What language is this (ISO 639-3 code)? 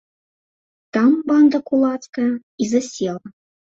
bel